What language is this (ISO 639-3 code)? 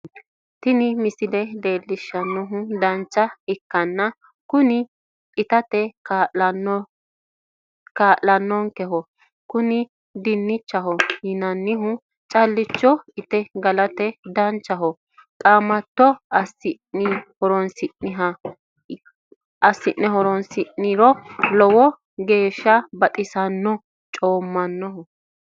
sid